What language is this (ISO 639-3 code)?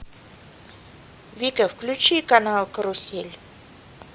rus